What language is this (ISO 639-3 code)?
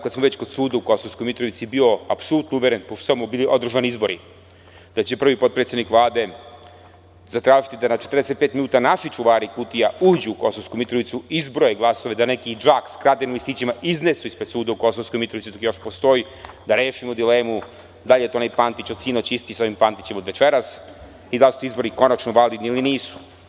srp